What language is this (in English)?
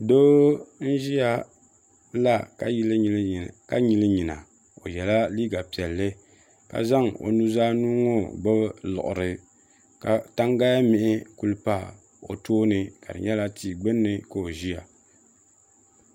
Dagbani